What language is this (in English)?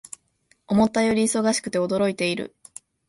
Japanese